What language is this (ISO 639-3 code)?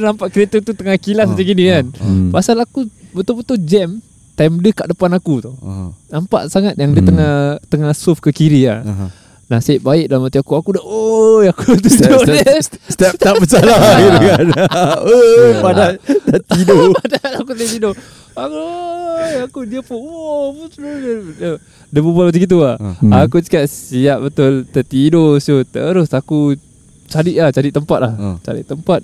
msa